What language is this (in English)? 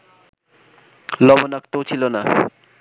Bangla